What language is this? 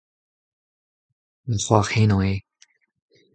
Breton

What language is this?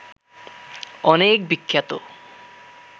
Bangla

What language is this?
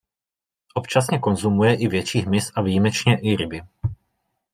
Czech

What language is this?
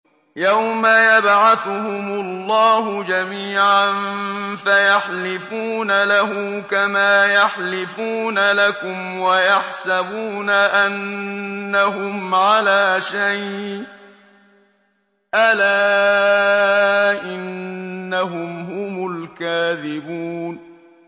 Arabic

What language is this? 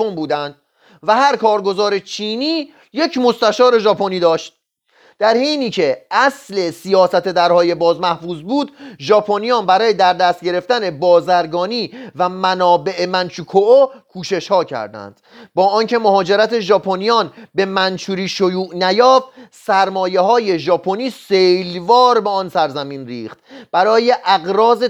Persian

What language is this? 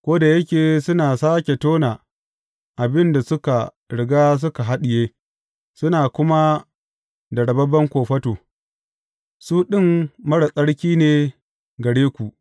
Hausa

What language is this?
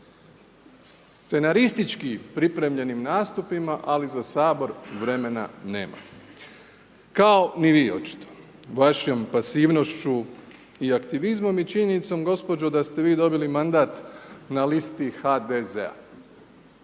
Croatian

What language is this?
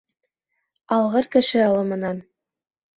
Bashkir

